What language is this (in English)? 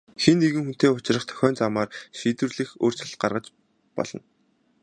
Mongolian